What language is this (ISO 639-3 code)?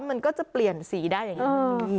tha